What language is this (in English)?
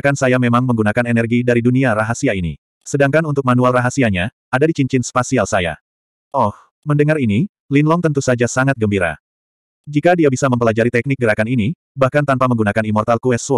Indonesian